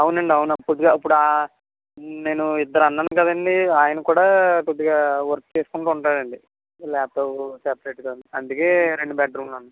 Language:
Telugu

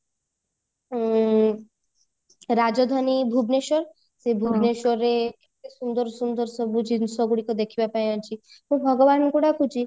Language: Odia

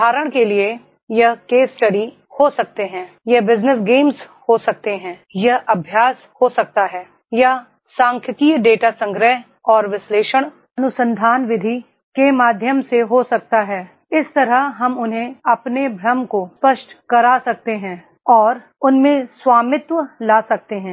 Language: Hindi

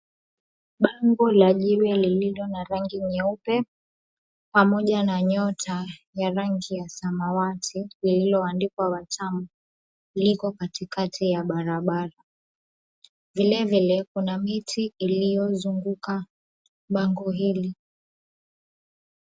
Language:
Swahili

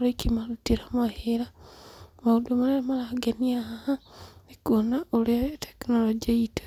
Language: Kikuyu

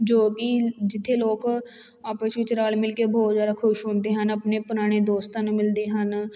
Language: Punjabi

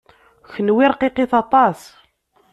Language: Kabyle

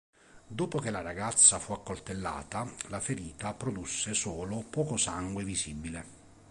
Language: Italian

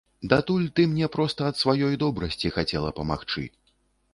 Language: Belarusian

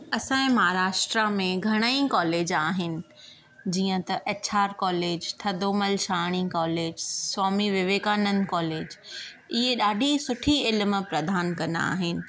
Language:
Sindhi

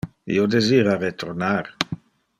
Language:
Interlingua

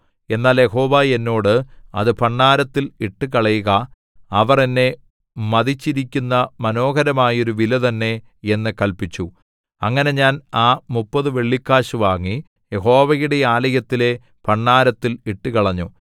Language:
Malayalam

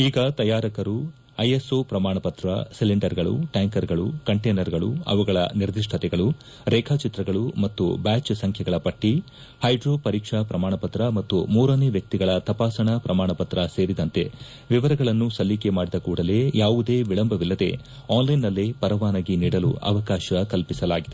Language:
Kannada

